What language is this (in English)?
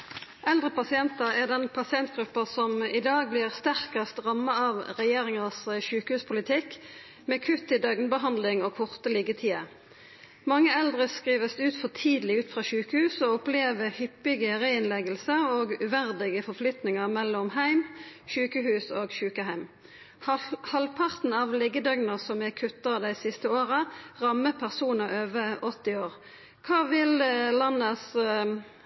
Norwegian